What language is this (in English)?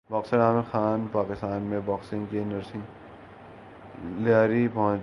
Urdu